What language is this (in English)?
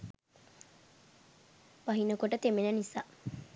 Sinhala